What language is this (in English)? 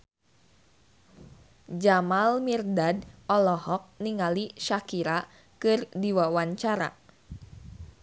Sundanese